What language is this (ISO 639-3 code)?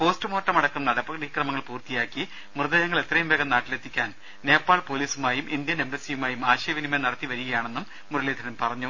mal